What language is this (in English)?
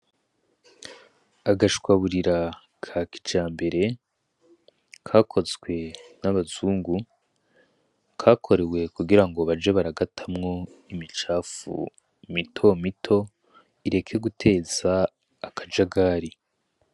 Rundi